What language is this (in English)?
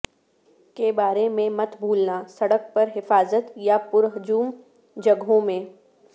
Urdu